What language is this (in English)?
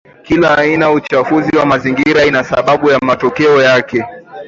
Swahili